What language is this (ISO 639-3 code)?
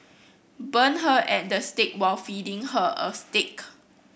eng